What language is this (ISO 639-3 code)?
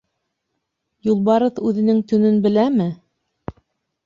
bak